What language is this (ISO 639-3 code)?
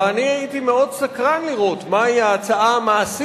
heb